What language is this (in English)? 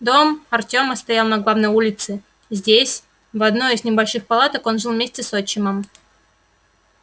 Russian